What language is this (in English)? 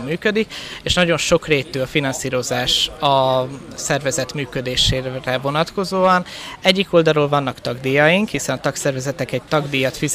Hungarian